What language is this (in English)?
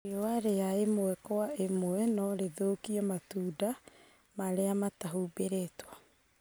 Kikuyu